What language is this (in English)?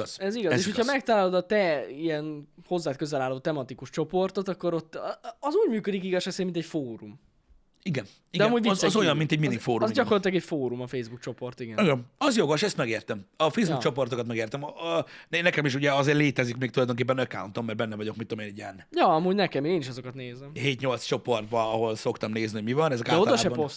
Hungarian